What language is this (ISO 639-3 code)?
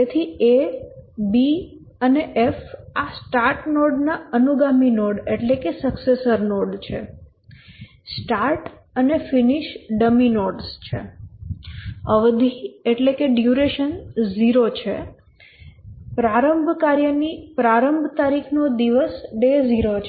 guj